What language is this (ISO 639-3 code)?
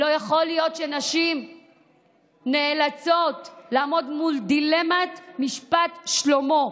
heb